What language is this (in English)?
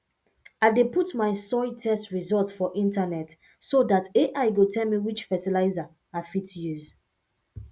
Nigerian Pidgin